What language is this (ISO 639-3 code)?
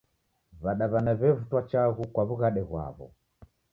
dav